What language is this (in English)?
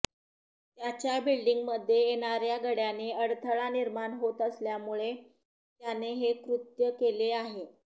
Marathi